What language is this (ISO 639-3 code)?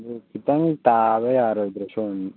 mni